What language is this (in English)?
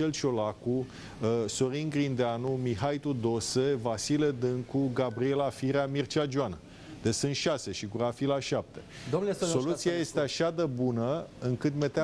Romanian